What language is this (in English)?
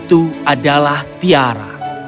Indonesian